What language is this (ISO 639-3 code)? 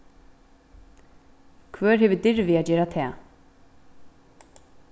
fao